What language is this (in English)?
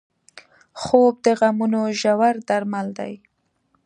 Pashto